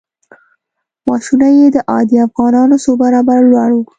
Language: Pashto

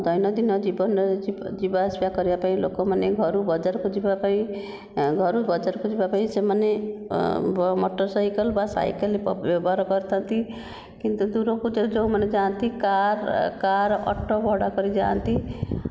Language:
Odia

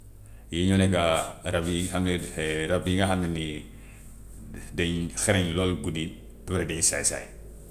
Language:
Gambian Wolof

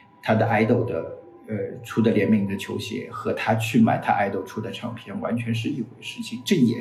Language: Chinese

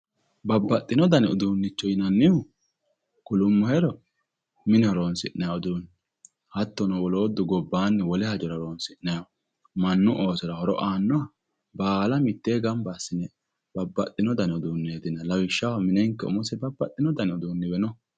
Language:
Sidamo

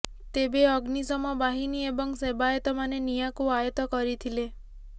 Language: Odia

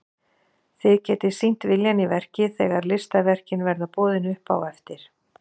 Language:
Icelandic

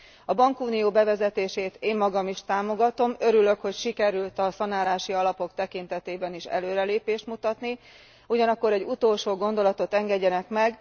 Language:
Hungarian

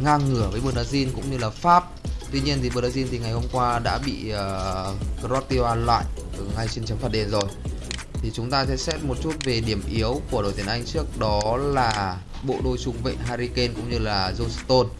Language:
Vietnamese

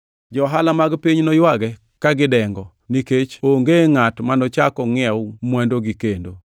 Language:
Luo (Kenya and Tanzania)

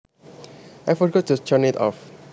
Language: Javanese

